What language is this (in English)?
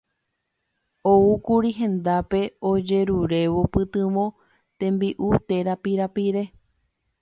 Guarani